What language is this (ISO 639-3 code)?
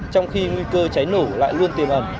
vie